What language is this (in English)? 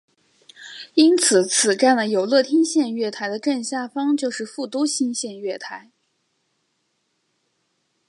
Chinese